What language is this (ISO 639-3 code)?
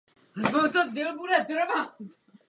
ces